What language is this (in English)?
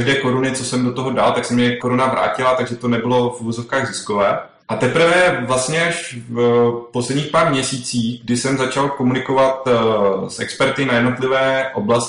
Czech